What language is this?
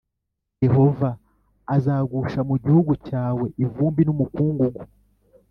Kinyarwanda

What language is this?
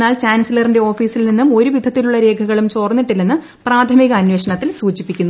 Malayalam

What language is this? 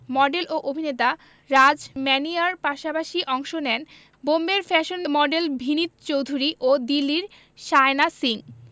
Bangla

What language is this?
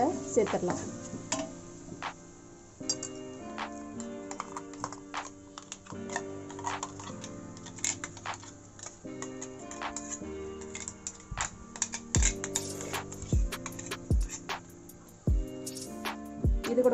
Hindi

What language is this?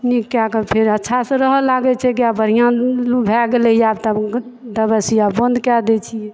Maithili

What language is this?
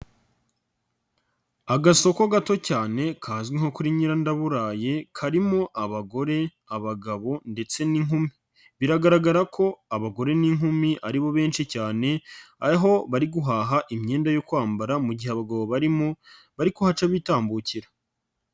Kinyarwanda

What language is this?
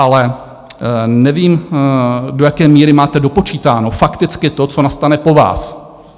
Czech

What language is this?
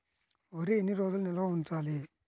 Telugu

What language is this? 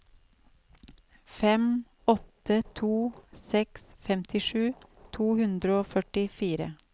Norwegian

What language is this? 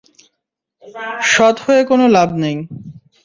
Bangla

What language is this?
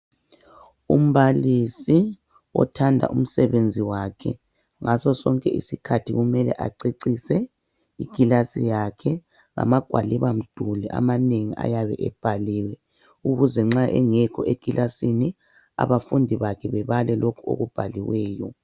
North Ndebele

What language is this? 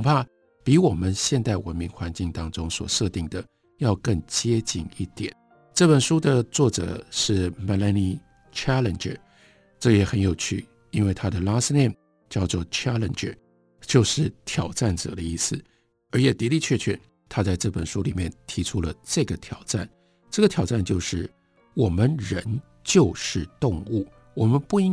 Chinese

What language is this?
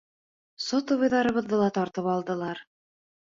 Bashkir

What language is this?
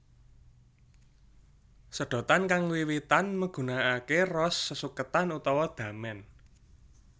Javanese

